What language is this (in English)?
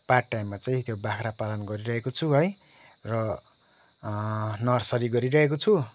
Nepali